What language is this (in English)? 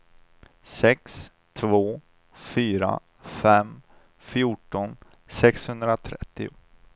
Swedish